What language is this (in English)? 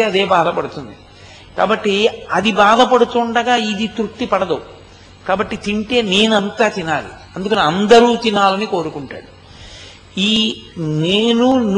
Telugu